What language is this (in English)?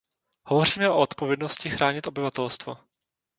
Czech